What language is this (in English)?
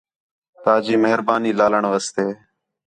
Khetrani